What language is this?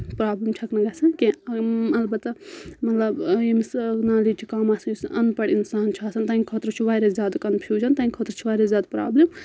Kashmiri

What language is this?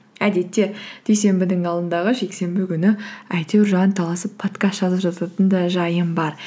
Kazakh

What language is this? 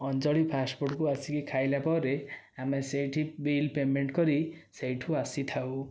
Odia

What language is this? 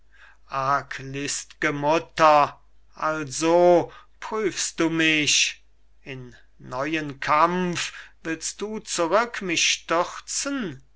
German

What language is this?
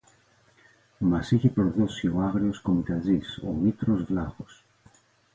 Greek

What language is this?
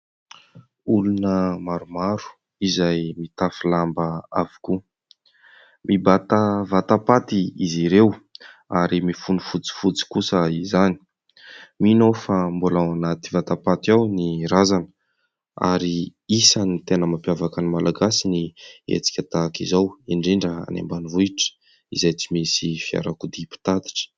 Malagasy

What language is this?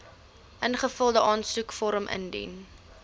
Afrikaans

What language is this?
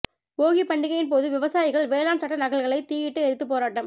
Tamil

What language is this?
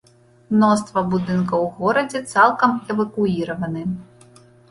Belarusian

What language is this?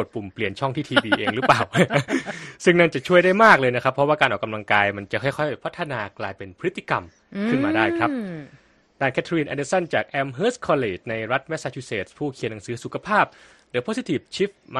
Thai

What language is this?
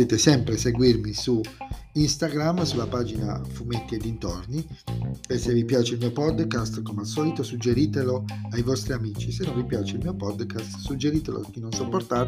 Italian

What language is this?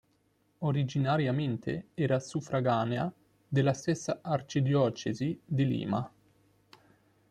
Italian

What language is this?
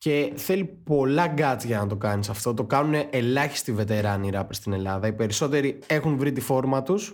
Greek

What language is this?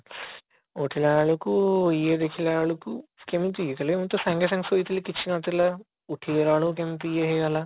Odia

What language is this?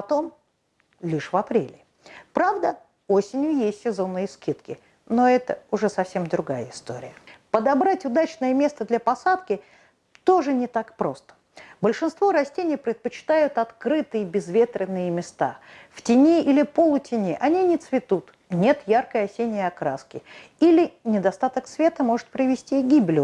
Russian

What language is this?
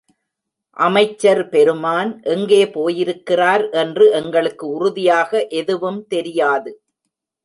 Tamil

